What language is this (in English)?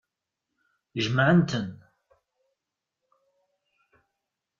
Kabyle